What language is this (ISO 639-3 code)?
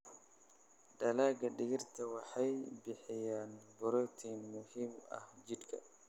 som